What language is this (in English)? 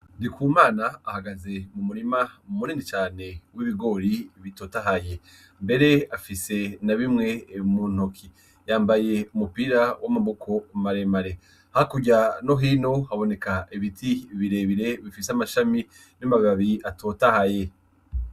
Rundi